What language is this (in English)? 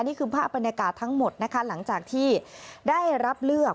Thai